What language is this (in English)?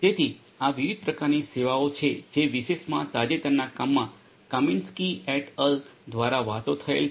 Gujarati